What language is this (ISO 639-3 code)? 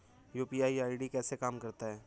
hin